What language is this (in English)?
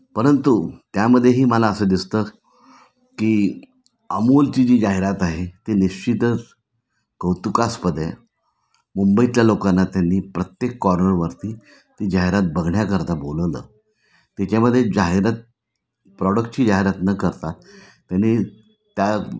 Marathi